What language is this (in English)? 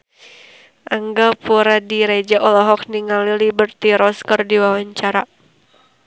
Sundanese